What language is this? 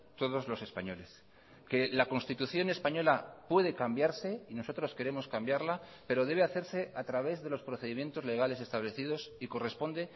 Spanish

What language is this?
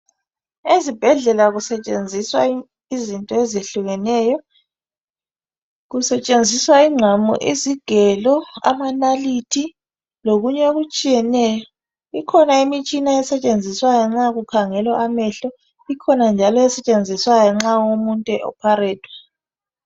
North Ndebele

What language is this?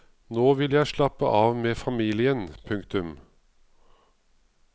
Norwegian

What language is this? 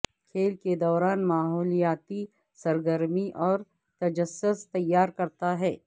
Urdu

